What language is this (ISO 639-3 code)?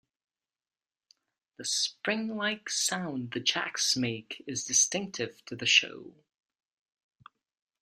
eng